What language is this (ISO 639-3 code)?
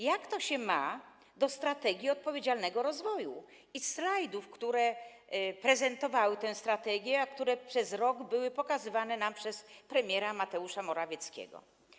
pol